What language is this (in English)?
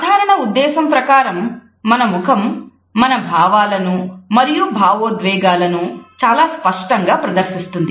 Telugu